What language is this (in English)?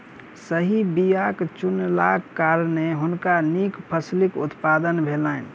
Maithili